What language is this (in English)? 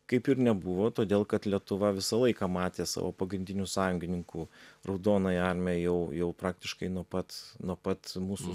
Lithuanian